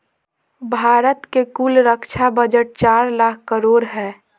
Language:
Magahi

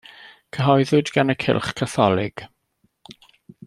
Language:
Welsh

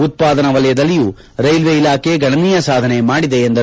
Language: Kannada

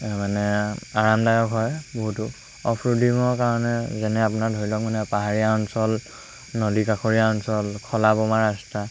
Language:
Assamese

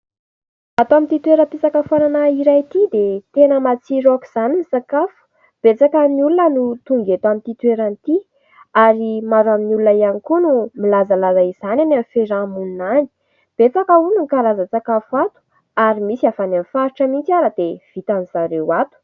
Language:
Malagasy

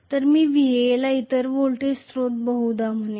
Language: Marathi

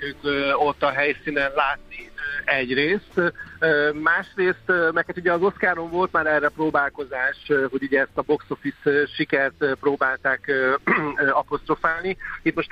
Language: Hungarian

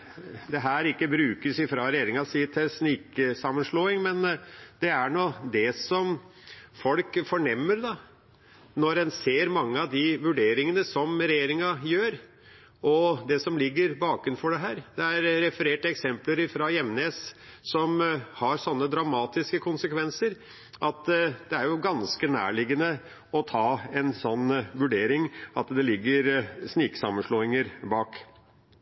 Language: Norwegian Bokmål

